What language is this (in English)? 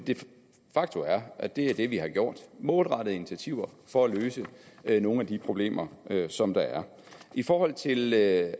Danish